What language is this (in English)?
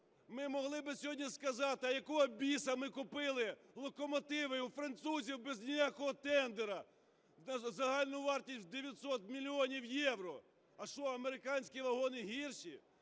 Ukrainian